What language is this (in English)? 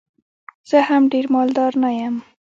Pashto